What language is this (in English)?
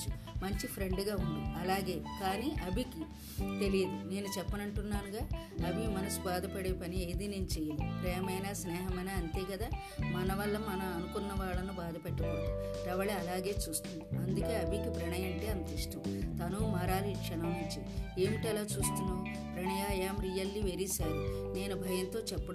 Telugu